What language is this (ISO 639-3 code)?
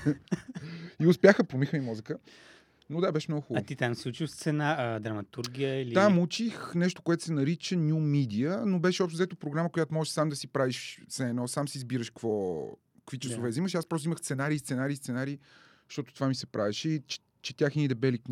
bul